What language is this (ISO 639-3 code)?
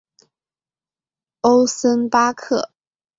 zho